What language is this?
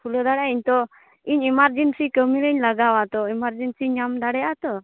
Santali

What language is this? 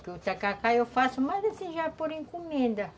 Portuguese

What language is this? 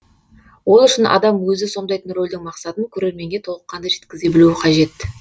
Kazakh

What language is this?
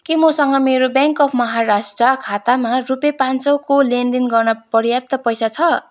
Nepali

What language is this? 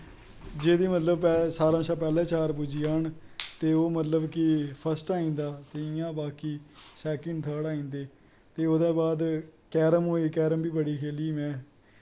Dogri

